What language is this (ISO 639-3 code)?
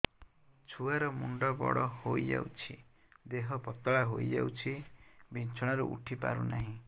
ori